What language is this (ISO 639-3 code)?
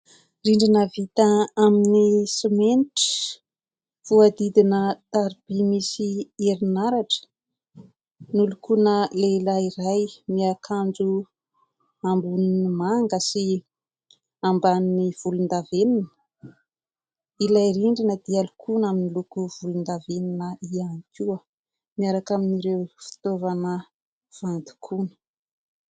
mlg